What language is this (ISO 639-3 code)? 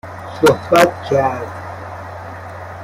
fas